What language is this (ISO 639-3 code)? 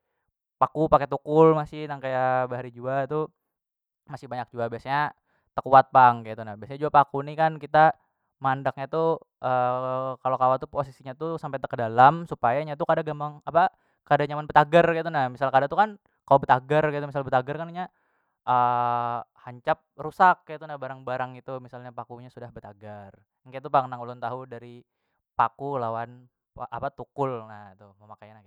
bjn